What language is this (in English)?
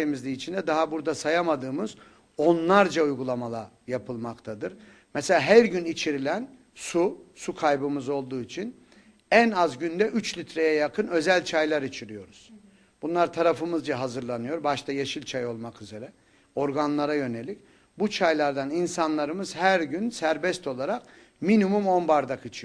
Turkish